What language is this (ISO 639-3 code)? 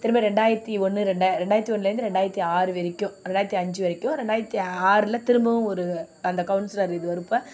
tam